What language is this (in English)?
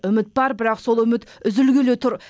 Kazakh